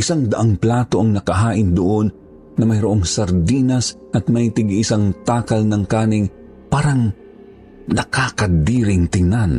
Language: Filipino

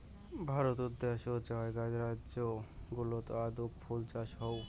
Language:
Bangla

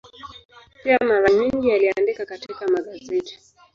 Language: Swahili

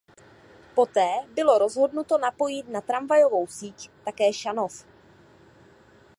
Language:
Czech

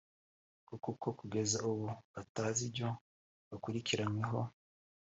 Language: Kinyarwanda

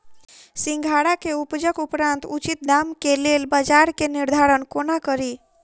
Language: Maithili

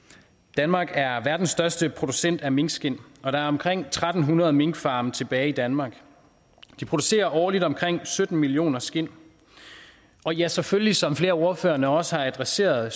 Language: Danish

